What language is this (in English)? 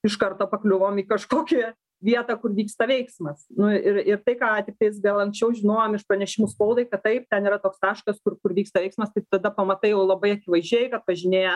Lithuanian